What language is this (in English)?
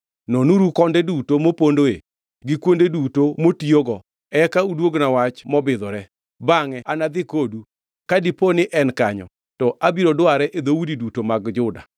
Luo (Kenya and Tanzania)